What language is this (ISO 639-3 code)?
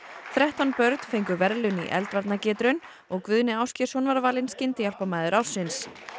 isl